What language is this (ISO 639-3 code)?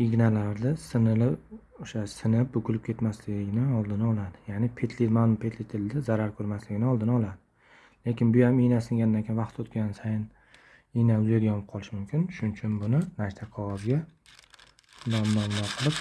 tur